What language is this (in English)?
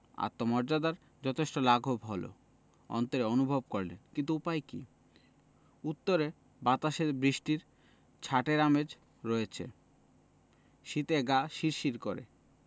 Bangla